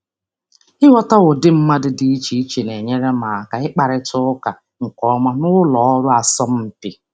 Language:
Igbo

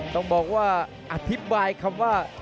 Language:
Thai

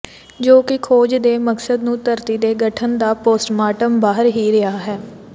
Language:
Punjabi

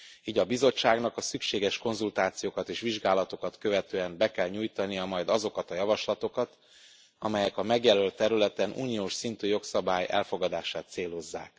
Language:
Hungarian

